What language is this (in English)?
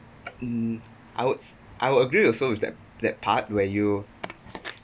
English